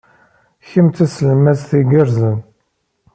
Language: Kabyle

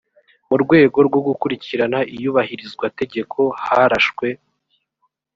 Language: Kinyarwanda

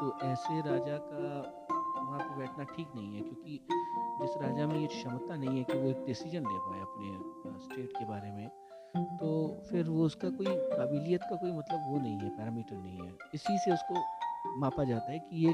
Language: Hindi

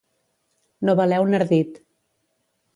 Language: Catalan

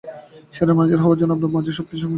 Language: Bangla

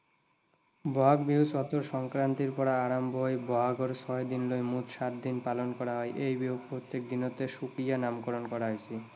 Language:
Assamese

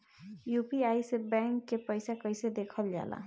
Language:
Bhojpuri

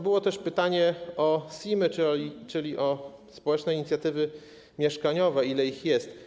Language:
Polish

